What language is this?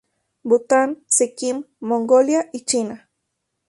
Spanish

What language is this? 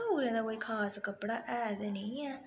Dogri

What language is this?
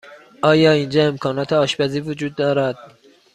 Persian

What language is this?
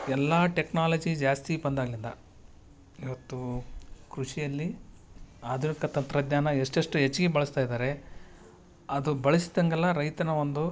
Kannada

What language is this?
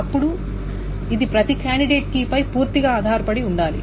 Telugu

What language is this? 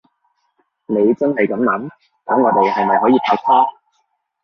Cantonese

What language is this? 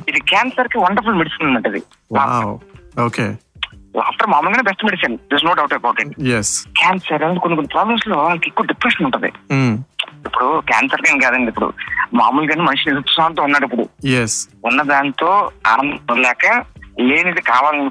Telugu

